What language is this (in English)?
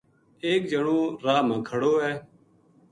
Gujari